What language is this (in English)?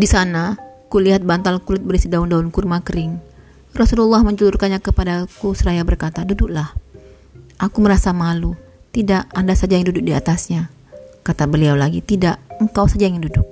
Indonesian